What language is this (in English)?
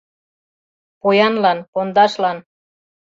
Mari